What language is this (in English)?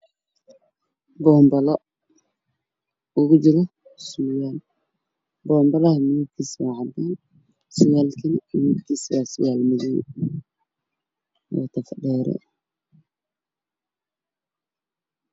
Somali